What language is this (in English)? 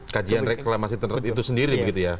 Indonesian